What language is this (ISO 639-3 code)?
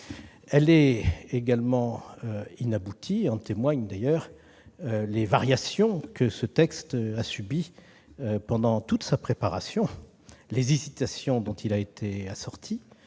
fra